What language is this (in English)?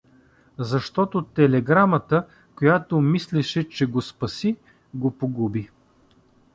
Bulgarian